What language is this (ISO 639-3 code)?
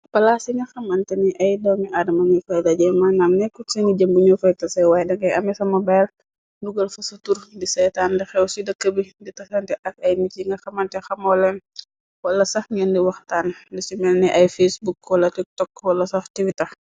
wol